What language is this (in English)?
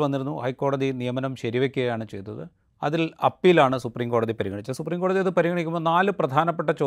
Malayalam